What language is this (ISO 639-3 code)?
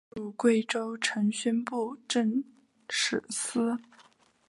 zho